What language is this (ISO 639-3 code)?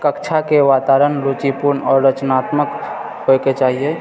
mai